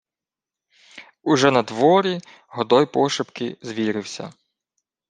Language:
Ukrainian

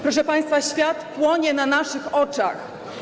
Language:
Polish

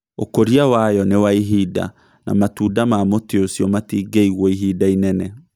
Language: Kikuyu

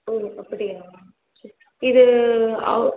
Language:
Tamil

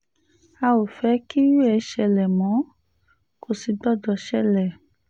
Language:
Yoruba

